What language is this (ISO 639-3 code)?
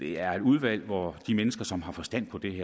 dan